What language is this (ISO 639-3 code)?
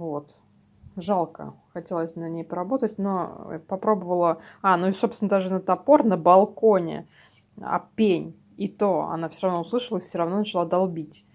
rus